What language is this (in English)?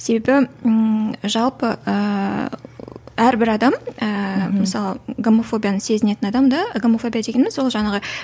Kazakh